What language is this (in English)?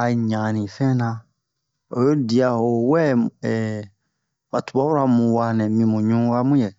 Bomu